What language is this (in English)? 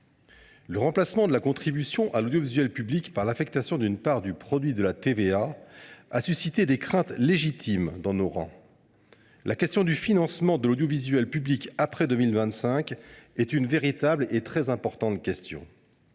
French